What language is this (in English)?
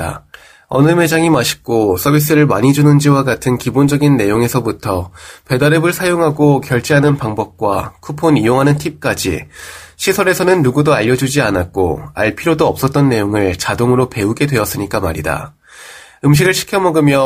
Korean